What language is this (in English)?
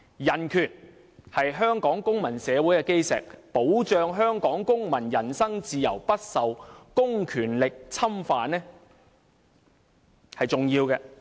Cantonese